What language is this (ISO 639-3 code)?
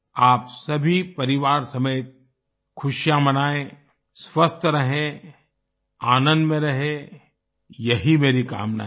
hin